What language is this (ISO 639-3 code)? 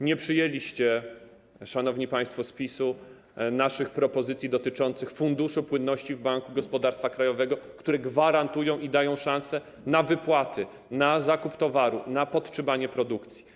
pol